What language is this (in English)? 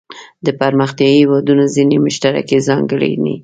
Pashto